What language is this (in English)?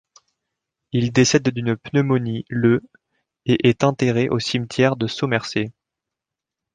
French